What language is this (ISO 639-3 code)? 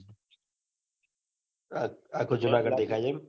guj